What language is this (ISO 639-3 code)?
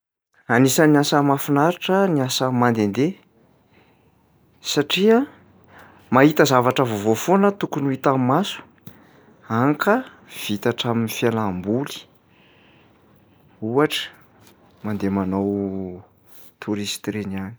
mlg